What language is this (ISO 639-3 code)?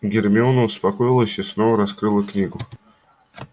rus